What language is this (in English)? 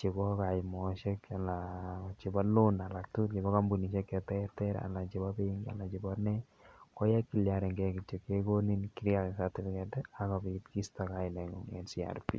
Kalenjin